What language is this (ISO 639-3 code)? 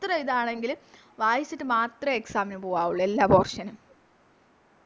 mal